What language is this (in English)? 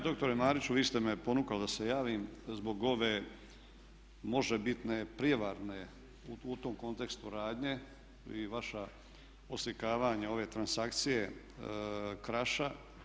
Croatian